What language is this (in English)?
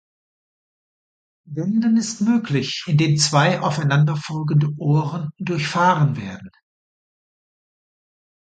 German